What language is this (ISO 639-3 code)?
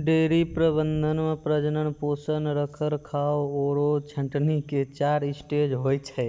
mai